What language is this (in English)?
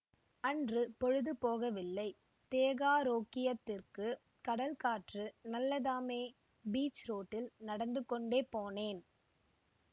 Tamil